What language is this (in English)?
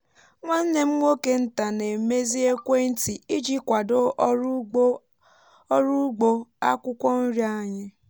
Igbo